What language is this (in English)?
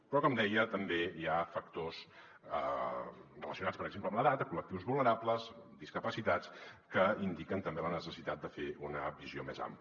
Catalan